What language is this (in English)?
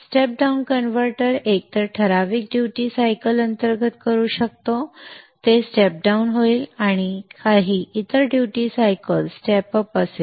Marathi